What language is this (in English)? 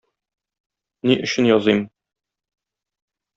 Tatar